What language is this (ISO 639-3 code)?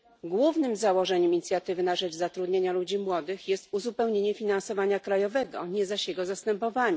pol